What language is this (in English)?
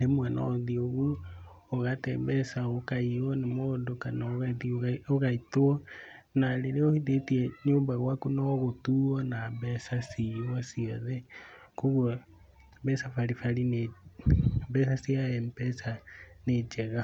Kikuyu